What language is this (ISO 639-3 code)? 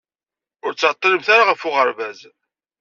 kab